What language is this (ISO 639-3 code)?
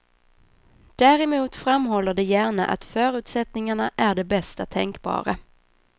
swe